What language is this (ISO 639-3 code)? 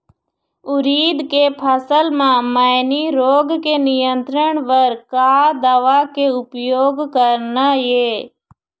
hne